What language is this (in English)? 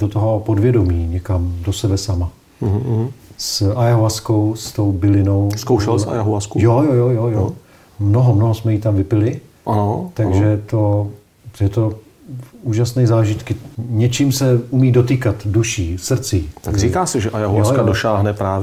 Czech